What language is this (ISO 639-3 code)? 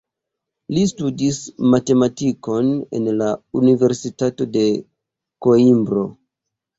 epo